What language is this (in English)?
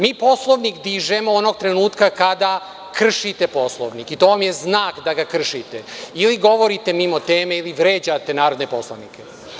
Serbian